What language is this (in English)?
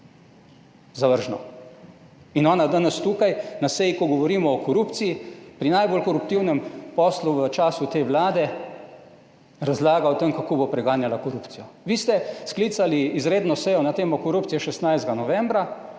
Slovenian